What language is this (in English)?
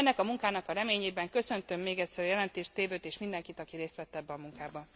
Hungarian